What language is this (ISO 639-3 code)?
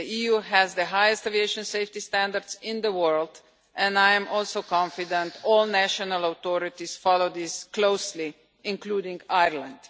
eng